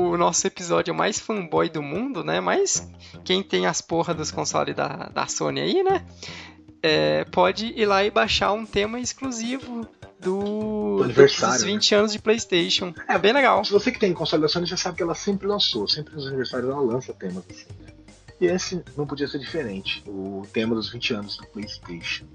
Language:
Portuguese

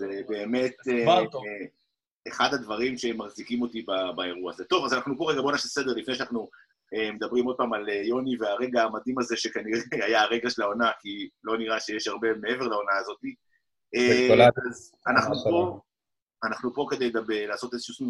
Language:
Hebrew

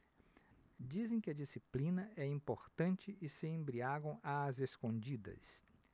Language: Portuguese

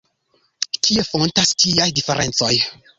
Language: Esperanto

